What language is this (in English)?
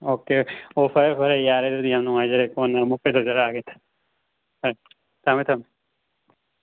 Manipuri